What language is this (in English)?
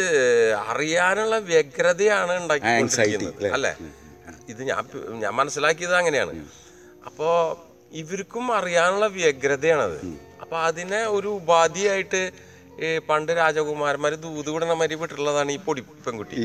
Malayalam